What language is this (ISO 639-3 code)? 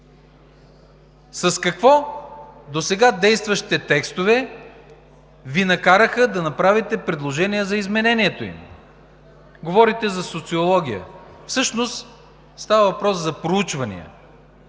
bul